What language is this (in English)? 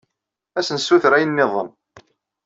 Kabyle